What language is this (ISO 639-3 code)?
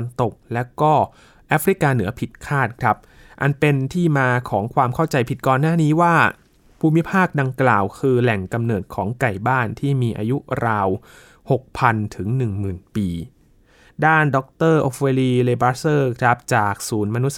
tha